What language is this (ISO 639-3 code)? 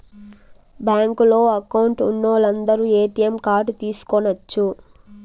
tel